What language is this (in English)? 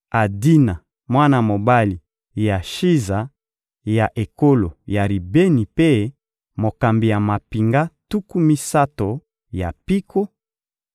Lingala